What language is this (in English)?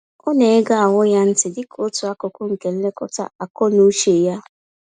Igbo